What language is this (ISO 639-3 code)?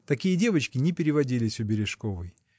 rus